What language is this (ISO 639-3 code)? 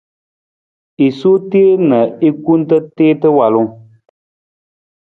nmz